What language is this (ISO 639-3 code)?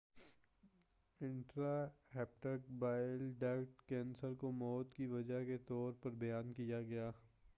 urd